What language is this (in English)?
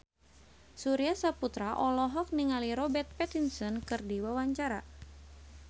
Sundanese